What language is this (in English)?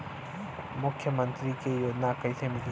Bhojpuri